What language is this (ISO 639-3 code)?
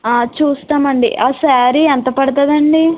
tel